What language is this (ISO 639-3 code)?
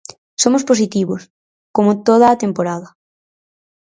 glg